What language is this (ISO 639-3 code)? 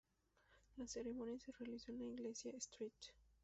spa